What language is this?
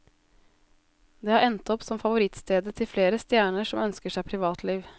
Norwegian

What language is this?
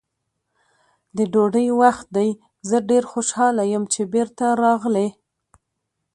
Pashto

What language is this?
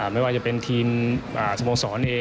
Thai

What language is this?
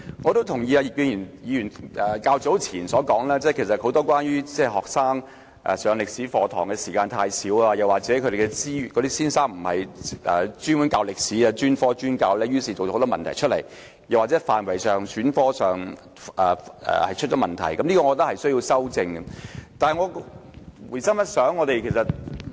Cantonese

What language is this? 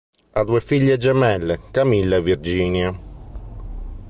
Italian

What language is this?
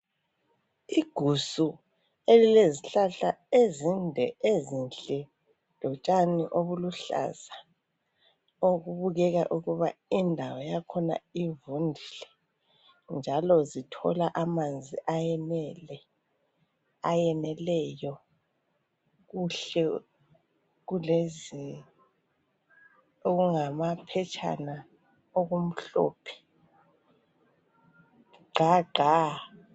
North Ndebele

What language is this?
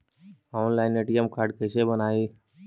Magahi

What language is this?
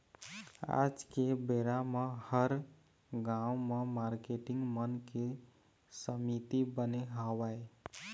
Chhattisgarhi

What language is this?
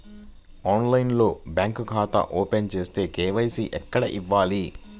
Telugu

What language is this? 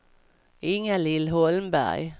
Swedish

